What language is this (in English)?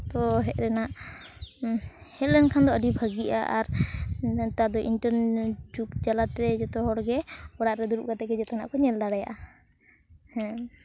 Santali